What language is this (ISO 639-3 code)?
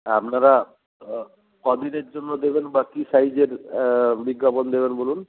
ben